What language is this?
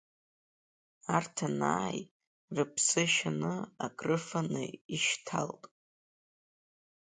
Abkhazian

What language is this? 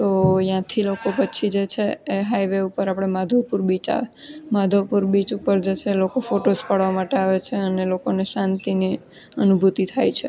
Gujarati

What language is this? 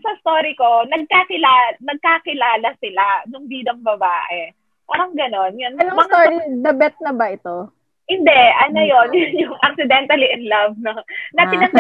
Filipino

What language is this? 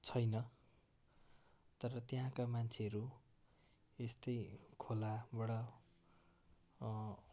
Nepali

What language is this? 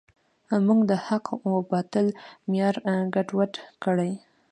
Pashto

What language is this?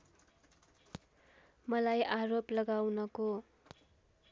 Nepali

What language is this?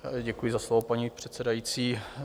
Czech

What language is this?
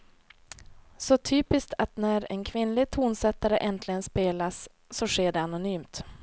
Swedish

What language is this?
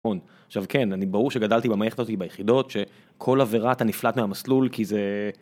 Hebrew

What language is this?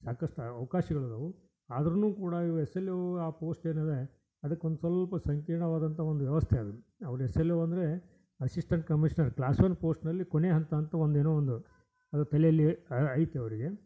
Kannada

